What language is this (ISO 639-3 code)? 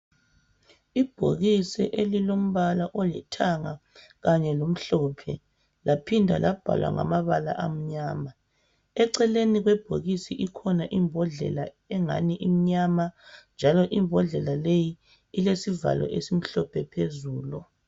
nde